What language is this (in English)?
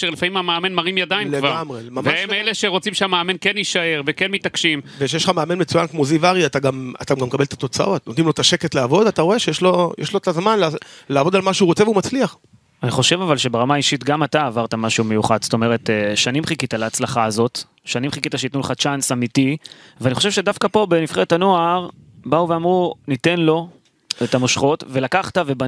Hebrew